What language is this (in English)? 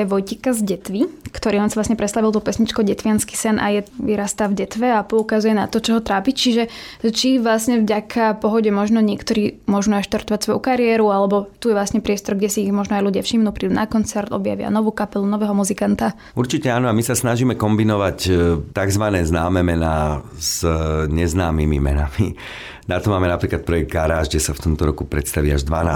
Slovak